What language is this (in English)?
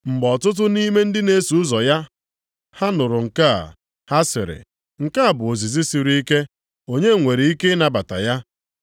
Igbo